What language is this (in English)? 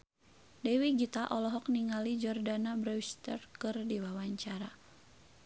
Sundanese